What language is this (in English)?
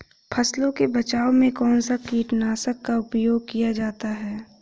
Hindi